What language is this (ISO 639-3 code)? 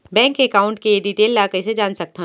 hne